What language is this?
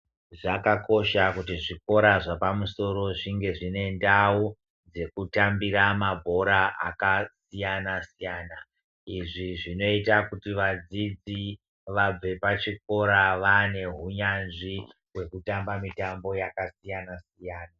Ndau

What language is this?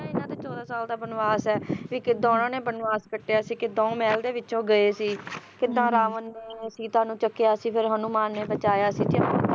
Punjabi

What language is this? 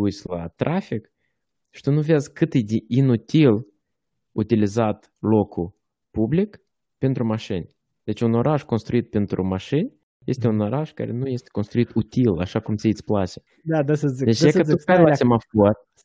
Romanian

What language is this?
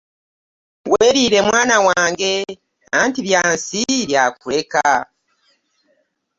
Ganda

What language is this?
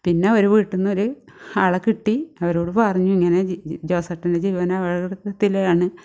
Malayalam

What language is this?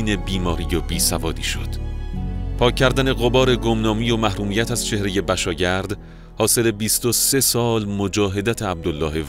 Persian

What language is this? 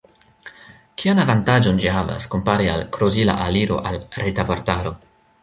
Esperanto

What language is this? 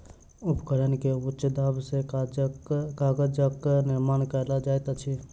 Maithili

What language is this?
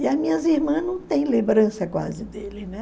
Portuguese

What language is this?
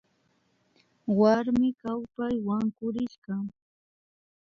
Imbabura Highland Quichua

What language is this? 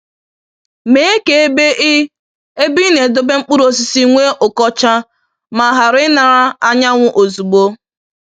Igbo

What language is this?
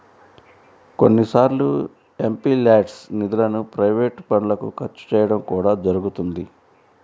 Telugu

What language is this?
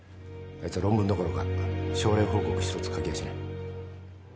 Japanese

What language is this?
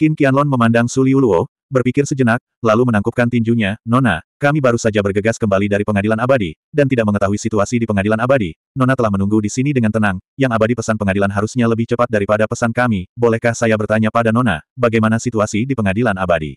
Indonesian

